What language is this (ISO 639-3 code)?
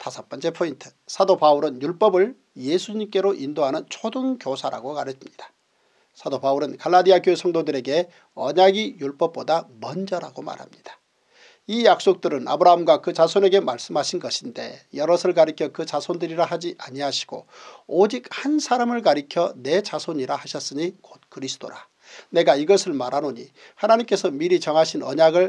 kor